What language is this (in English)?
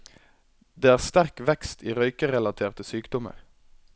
Norwegian